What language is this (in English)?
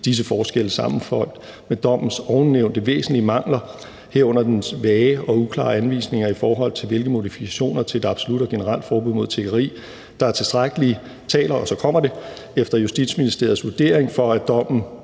Danish